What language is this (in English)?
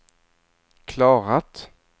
Swedish